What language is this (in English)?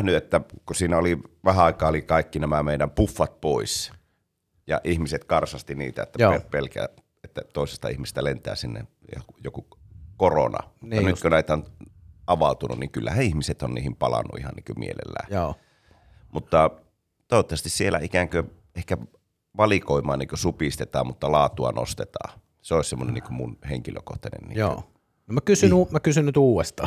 Finnish